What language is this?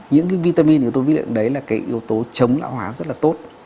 Vietnamese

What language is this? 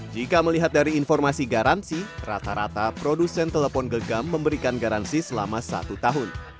Indonesian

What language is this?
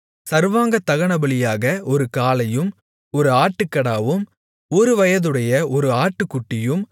Tamil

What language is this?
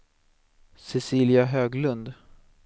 Swedish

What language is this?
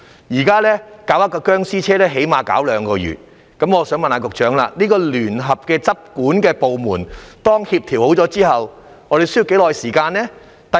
Cantonese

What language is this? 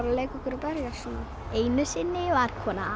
Icelandic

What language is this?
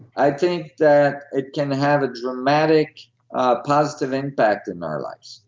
English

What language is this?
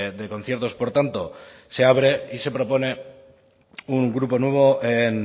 Spanish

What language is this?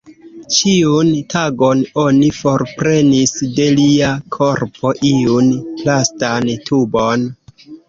Esperanto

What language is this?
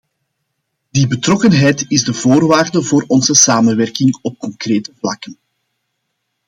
Dutch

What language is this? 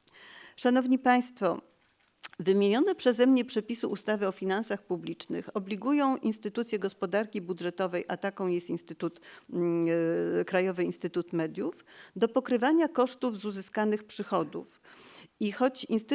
Polish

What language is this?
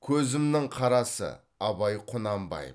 Kazakh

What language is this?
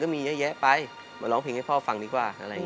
Thai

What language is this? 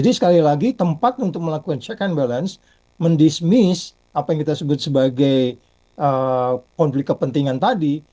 Indonesian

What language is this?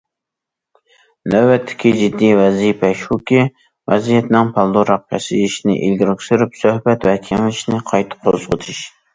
Uyghur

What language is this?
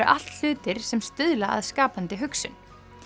Icelandic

